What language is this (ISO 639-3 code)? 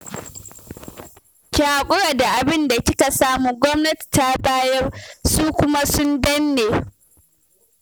hau